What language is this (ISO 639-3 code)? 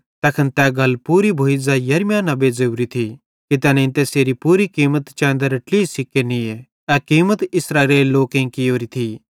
bhd